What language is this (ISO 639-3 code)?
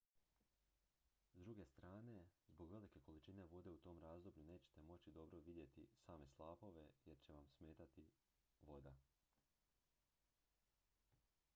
hrv